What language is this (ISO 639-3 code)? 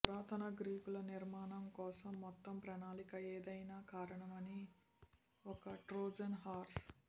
tel